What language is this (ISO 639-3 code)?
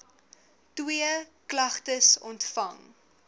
afr